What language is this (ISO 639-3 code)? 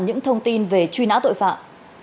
vie